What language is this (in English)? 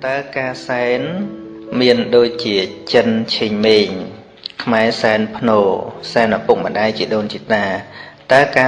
Vietnamese